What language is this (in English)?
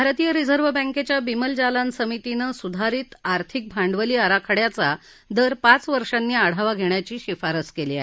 Marathi